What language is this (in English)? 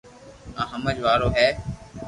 Loarki